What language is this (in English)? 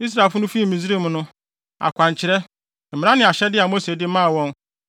Akan